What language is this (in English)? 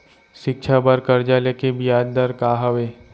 Chhattisgarhi